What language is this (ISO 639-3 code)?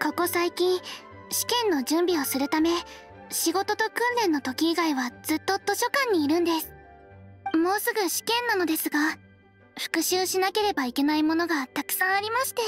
jpn